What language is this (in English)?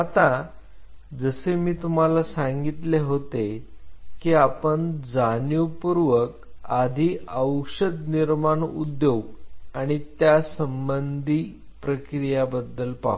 Marathi